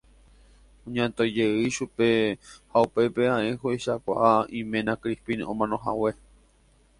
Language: Guarani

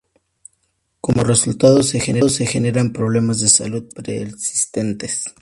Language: Spanish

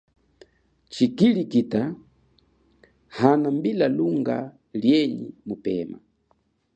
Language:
Chokwe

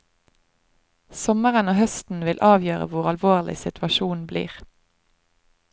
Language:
Norwegian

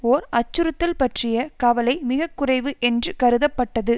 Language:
Tamil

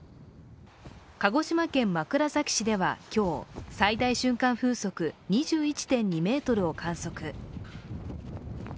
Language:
Japanese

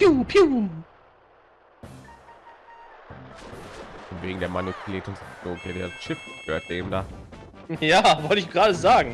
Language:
German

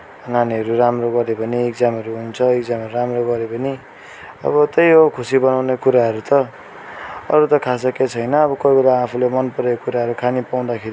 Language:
Nepali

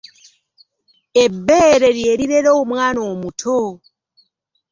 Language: Ganda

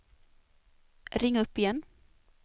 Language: Swedish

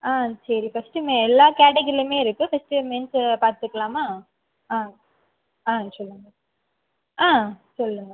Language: Tamil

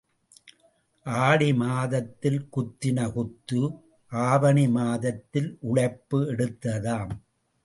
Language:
Tamil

